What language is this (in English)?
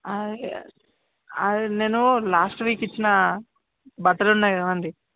Telugu